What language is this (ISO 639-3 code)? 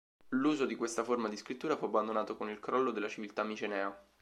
ita